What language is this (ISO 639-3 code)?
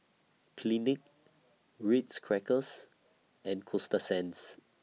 eng